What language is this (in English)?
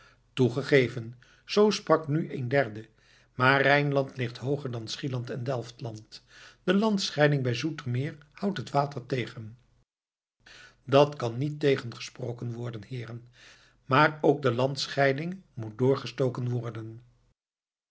Dutch